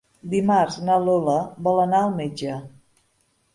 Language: Catalan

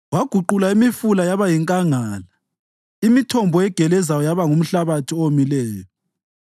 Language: North Ndebele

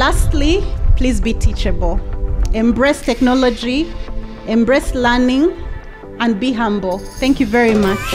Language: English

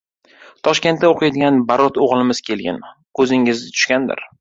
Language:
Uzbek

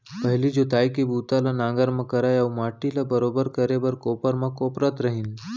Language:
Chhattisgarhi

